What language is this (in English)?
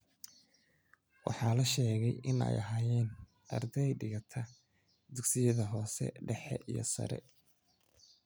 Somali